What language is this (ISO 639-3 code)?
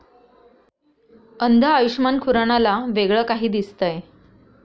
mar